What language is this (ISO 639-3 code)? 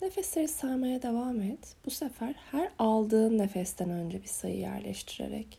tur